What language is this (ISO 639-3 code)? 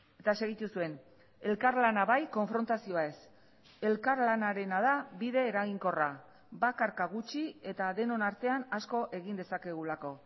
eus